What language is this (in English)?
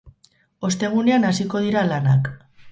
Basque